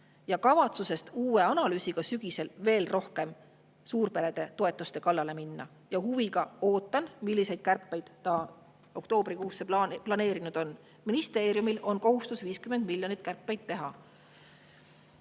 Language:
Estonian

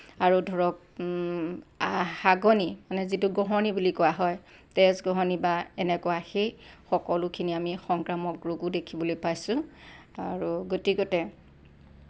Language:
Assamese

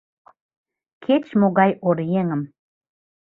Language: Mari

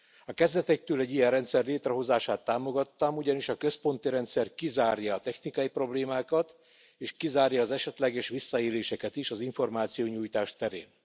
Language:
Hungarian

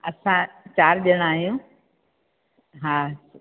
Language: Sindhi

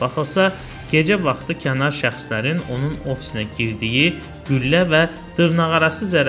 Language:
Turkish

